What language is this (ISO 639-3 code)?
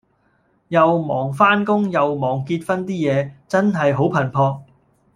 yue